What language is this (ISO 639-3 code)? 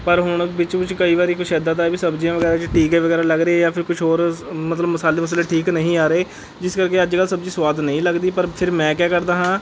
pan